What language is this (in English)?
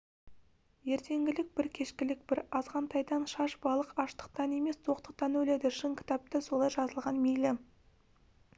Kazakh